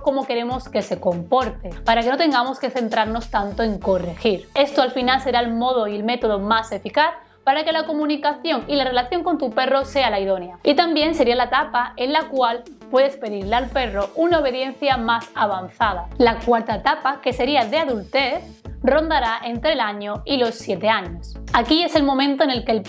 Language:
Spanish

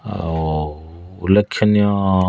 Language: Odia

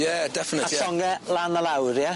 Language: Welsh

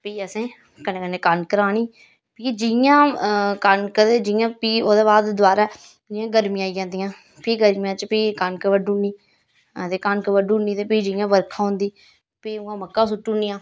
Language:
Dogri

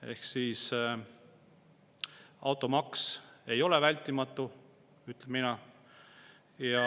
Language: Estonian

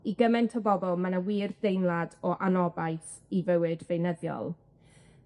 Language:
Welsh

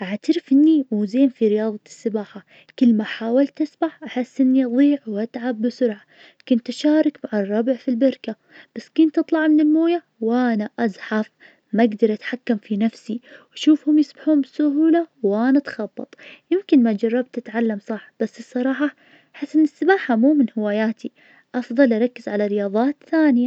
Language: Najdi Arabic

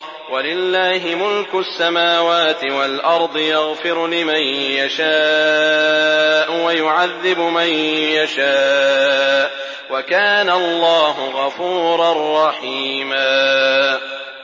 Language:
Arabic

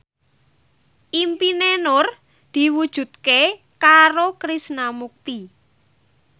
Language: Javanese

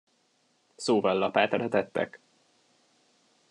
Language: Hungarian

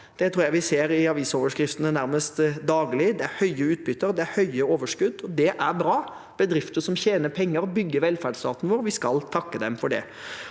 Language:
Norwegian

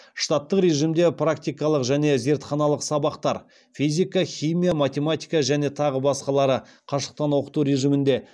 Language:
Kazakh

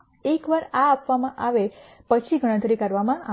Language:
Gujarati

